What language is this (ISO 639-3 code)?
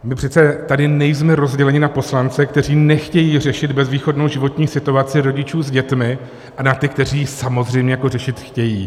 ces